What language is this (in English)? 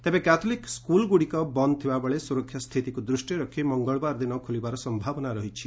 Odia